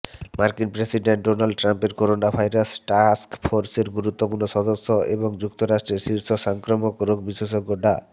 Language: Bangla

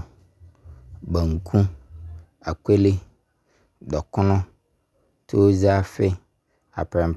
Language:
Abron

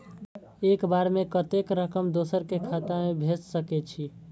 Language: Maithili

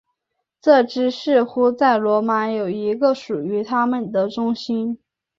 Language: Chinese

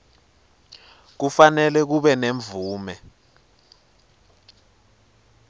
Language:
Swati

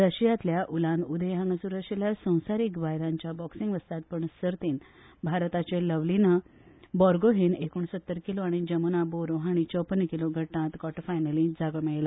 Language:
Konkani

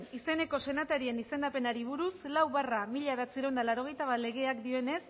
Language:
Basque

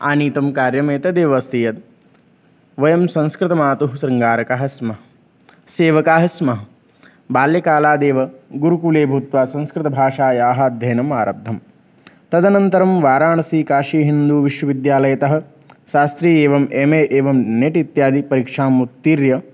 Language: Sanskrit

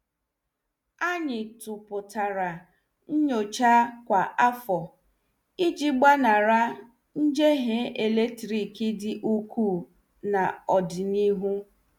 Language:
Igbo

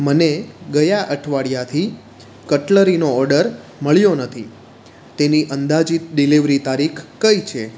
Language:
Gujarati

